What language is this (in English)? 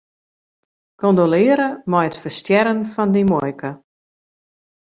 Western Frisian